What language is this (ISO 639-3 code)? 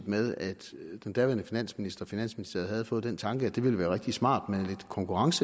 dan